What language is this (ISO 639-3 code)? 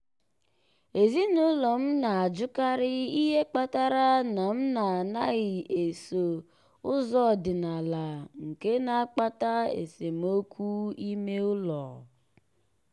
ibo